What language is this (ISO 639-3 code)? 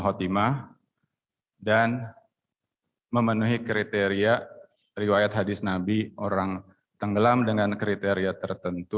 ind